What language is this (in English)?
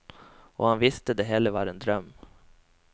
Norwegian